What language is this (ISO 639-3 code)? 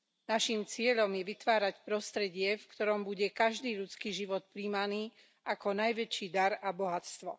slk